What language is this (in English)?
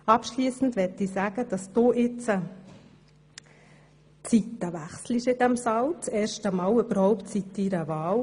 Swiss German